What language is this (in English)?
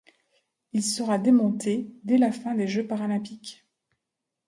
French